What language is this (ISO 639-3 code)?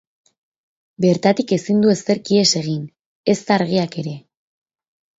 eus